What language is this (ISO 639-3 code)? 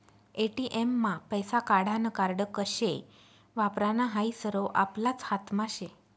mar